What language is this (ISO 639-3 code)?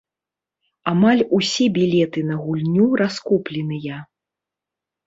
bel